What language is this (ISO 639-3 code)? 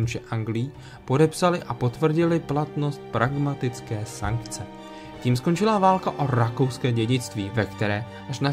ces